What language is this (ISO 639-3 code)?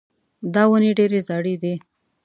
pus